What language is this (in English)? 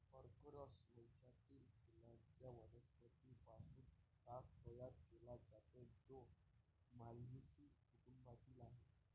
Marathi